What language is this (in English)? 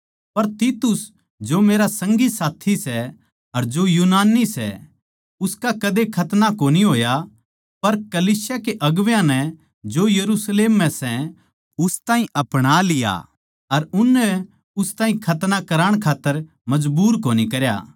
Haryanvi